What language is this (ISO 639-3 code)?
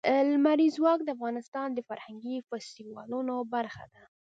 pus